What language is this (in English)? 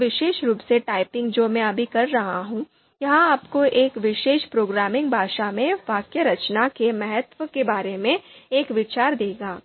Hindi